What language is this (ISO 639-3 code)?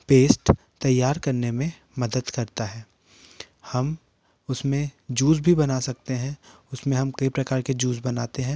hin